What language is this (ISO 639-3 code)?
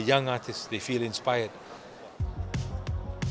ind